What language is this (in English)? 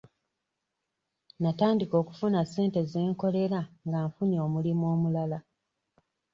Ganda